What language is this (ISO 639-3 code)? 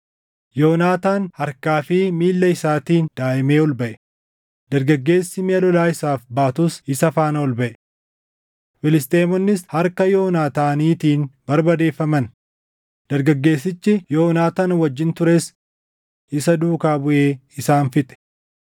orm